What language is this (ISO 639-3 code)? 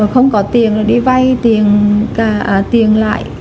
vie